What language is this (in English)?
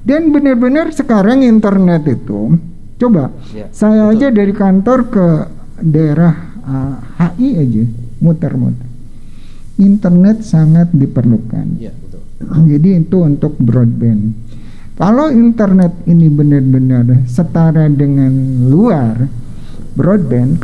Indonesian